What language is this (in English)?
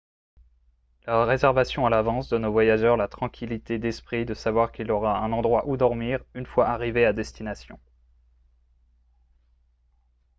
French